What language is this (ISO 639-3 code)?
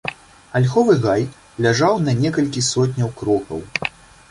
bel